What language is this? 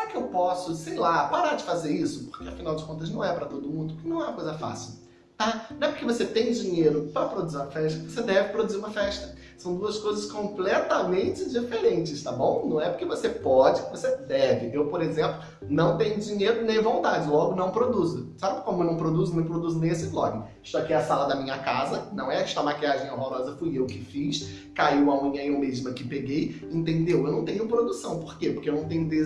Portuguese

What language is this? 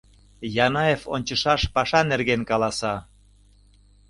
Mari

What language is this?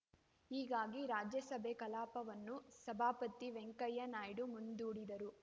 Kannada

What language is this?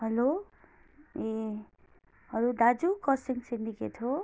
Nepali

